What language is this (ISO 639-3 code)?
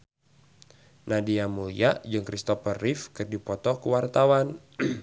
sun